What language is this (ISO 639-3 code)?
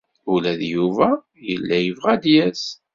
kab